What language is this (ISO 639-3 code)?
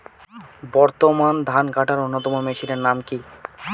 ben